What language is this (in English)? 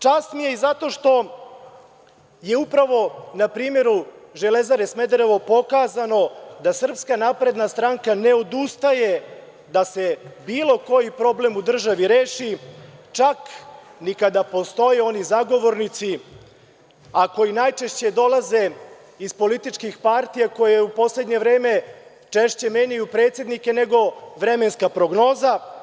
Serbian